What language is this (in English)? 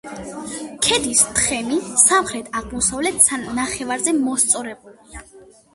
Georgian